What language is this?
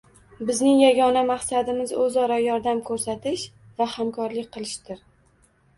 Uzbek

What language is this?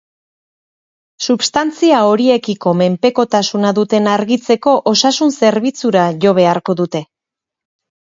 Basque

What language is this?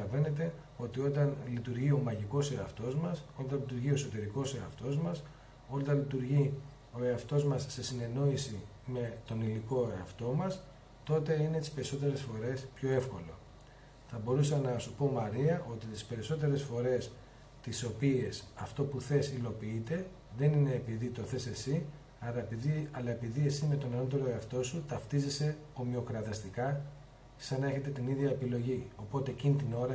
Greek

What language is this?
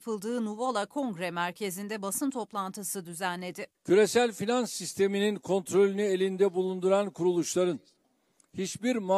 Turkish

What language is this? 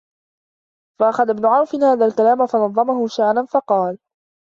Arabic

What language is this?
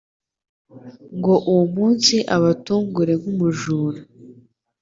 Kinyarwanda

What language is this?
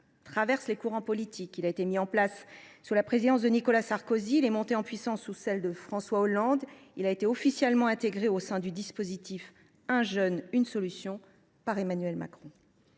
French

